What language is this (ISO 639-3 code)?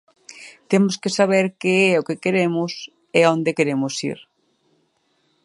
glg